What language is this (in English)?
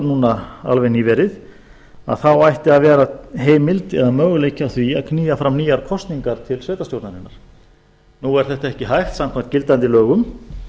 Icelandic